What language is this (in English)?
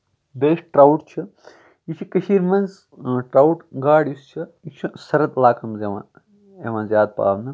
Kashmiri